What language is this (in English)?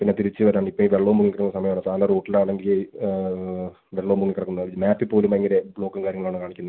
Malayalam